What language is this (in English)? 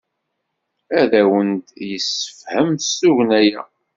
Kabyle